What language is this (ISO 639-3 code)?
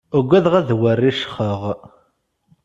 kab